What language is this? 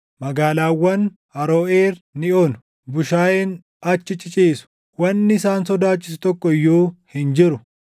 Oromo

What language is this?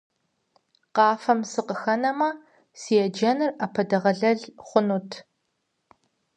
Kabardian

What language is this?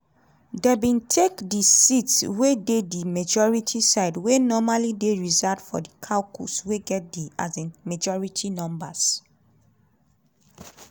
Nigerian Pidgin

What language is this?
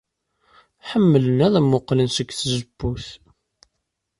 Kabyle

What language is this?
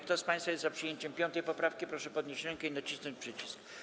Polish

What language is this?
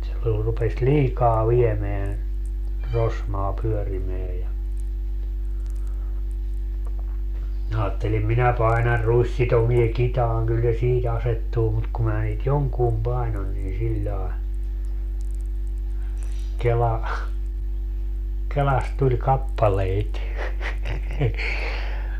Finnish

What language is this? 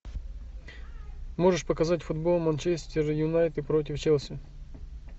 Russian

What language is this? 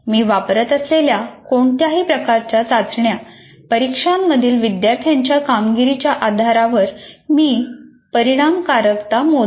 Marathi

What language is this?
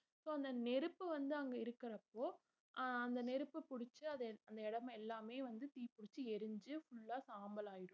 Tamil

